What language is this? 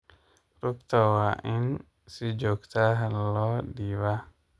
Somali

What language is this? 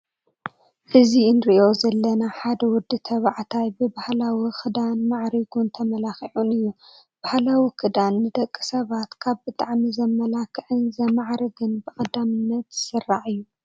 Tigrinya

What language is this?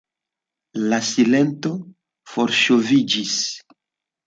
Esperanto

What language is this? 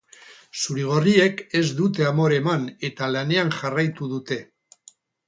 Basque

